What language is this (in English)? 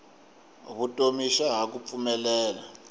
Tsonga